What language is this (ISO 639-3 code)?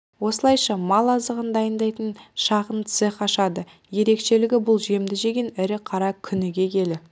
kaz